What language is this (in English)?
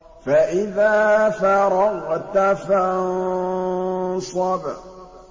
Arabic